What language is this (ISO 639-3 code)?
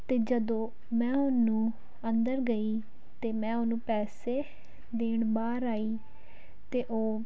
pan